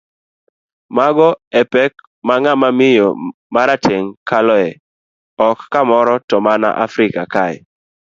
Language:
Luo (Kenya and Tanzania)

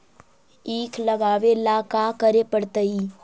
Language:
Magahi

